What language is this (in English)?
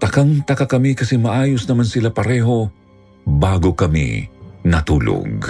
Filipino